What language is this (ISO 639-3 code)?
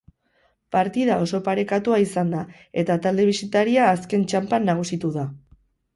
eus